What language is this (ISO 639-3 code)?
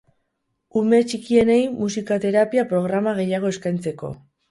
eus